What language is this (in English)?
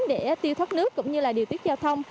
Vietnamese